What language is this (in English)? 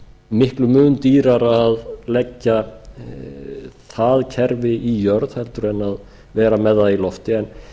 Icelandic